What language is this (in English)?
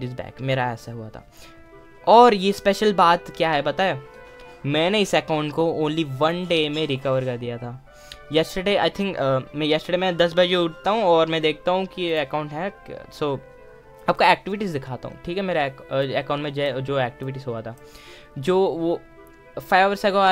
Hindi